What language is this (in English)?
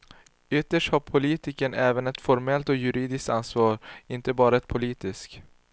Swedish